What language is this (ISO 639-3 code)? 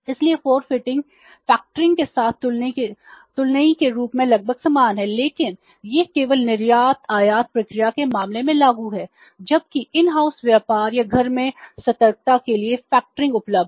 hin